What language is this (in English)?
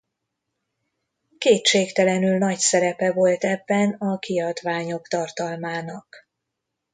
Hungarian